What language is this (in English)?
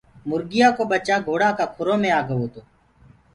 Gurgula